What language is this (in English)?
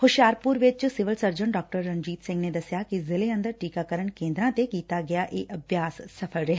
Punjabi